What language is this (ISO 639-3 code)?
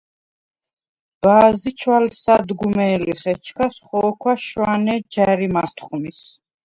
sva